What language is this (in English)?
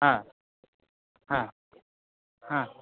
Bangla